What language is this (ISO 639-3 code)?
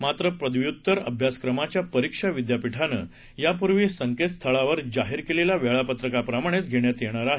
mar